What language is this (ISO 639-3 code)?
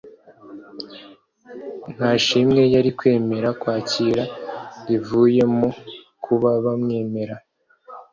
kin